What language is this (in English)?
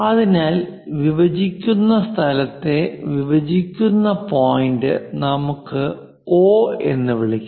Malayalam